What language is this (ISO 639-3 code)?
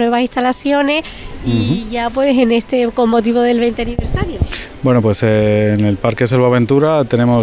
spa